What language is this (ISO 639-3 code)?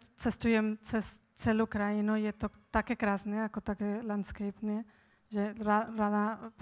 slk